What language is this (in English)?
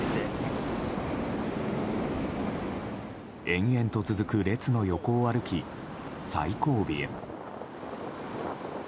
Japanese